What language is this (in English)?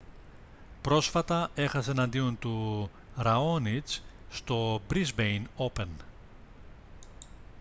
Greek